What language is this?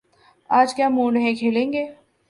Urdu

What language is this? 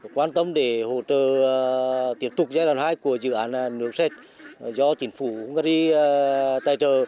Vietnamese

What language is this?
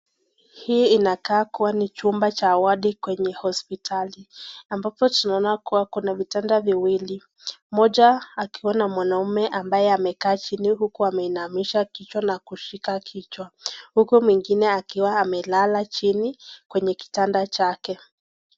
Swahili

